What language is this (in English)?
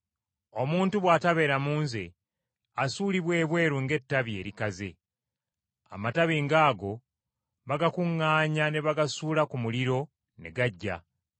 Ganda